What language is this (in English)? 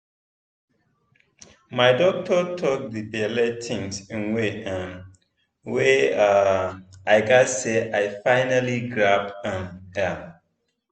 Nigerian Pidgin